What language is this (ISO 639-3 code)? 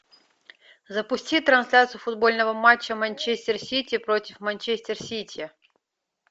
rus